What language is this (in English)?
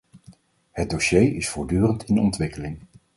Dutch